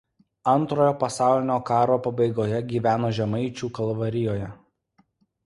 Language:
Lithuanian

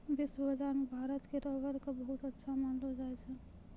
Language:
Maithili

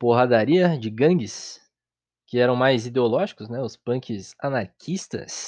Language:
Portuguese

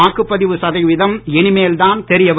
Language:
Tamil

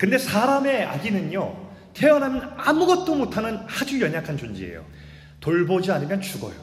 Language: Korean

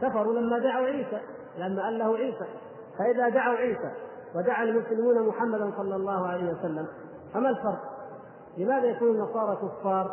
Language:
Arabic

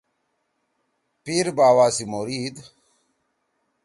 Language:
Torwali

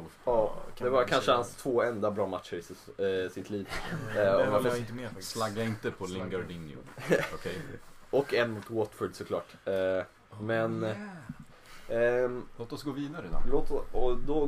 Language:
Swedish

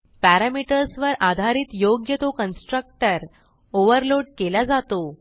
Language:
Marathi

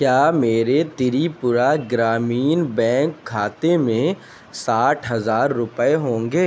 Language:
Urdu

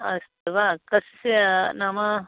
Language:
Sanskrit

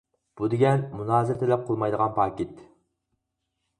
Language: Uyghur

